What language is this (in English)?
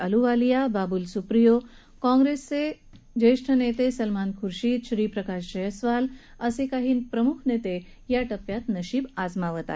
Marathi